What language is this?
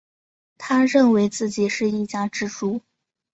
Chinese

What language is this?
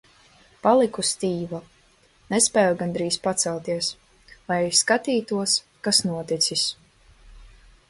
Latvian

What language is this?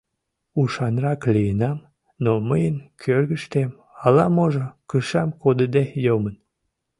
Mari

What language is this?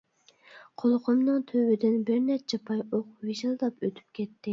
Uyghur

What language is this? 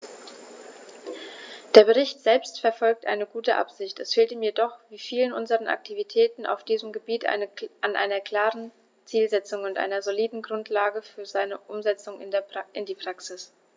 German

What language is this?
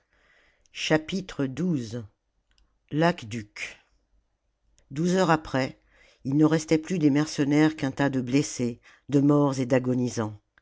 French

